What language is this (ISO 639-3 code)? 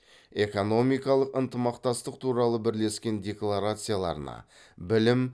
kaz